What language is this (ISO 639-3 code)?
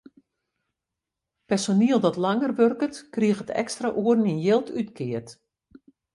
fry